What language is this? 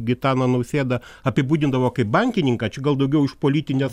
Lithuanian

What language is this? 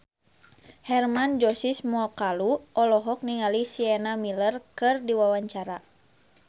Sundanese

